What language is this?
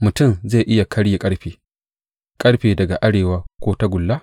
Hausa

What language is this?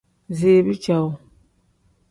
Tem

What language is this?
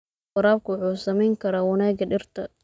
Somali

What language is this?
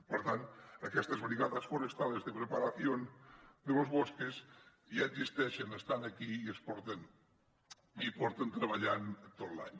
Catalan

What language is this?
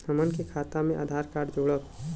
Bhojpuri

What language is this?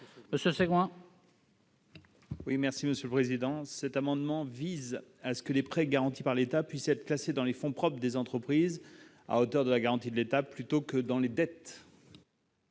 French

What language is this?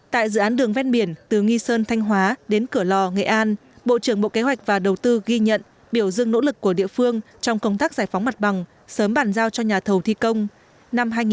Vietnamese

